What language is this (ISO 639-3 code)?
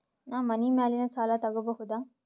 kan